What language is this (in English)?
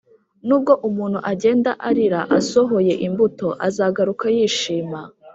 Kinyarwanda